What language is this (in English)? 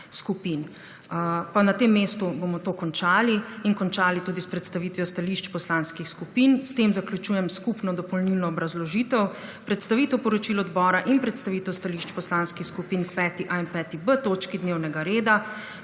Slovenian